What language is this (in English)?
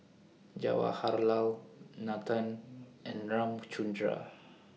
English